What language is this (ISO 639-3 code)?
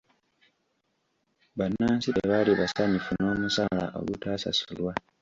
lug